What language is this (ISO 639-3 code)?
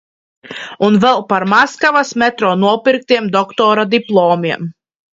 lav